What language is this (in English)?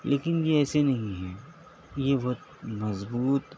Urdu